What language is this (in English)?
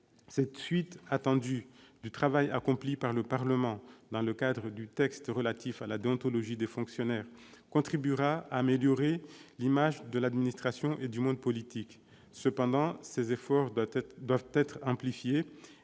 French